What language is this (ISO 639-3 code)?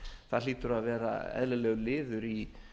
isl